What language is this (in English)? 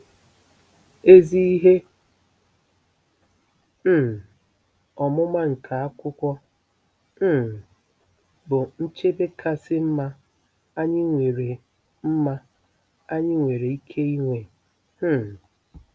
Igbo